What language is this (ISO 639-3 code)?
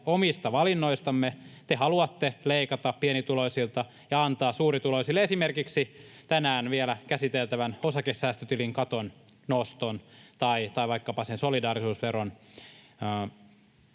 fin